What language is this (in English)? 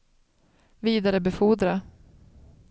Swedish